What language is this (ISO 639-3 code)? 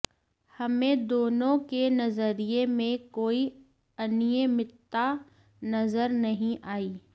hin